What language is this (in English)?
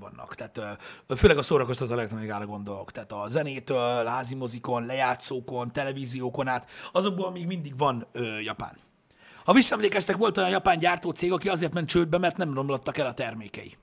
Hungarian